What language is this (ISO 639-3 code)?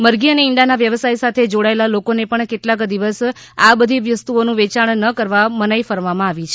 guj